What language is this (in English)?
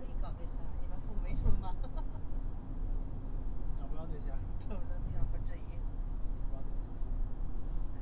Chinese